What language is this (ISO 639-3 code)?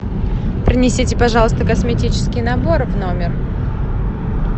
rus